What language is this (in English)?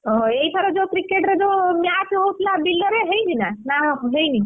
Odia